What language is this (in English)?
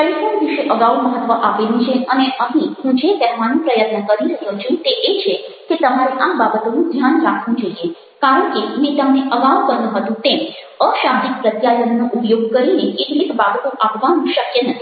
Gujarati